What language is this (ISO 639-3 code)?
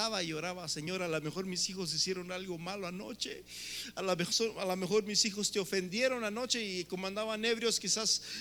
spa